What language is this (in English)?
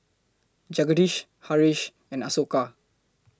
English